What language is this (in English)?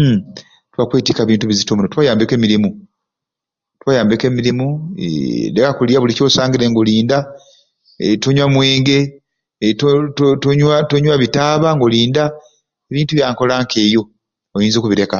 Ruuli